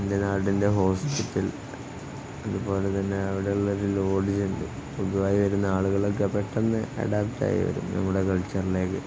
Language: Malayalam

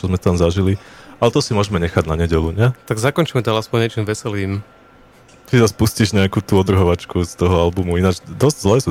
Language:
Slovak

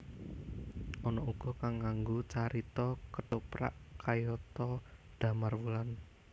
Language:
Javanese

